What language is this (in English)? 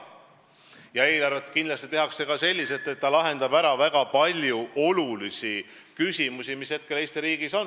Estonian